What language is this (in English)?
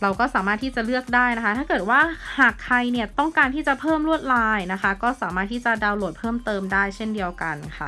Thai